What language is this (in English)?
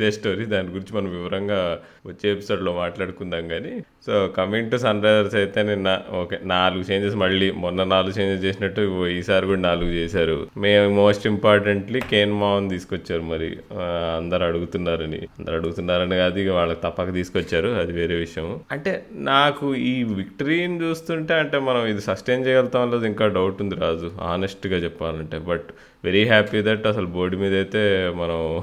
Telugu